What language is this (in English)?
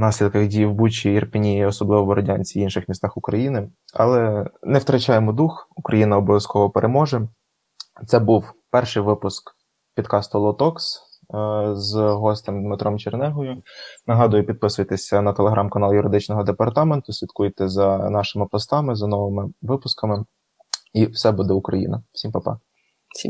Ukrainian